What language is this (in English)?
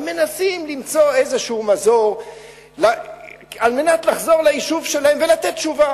Hebrew